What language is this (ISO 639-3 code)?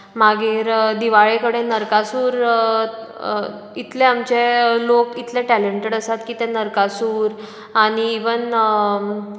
kok